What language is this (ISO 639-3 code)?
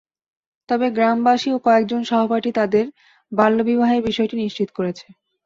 ben